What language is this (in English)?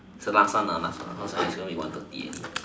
English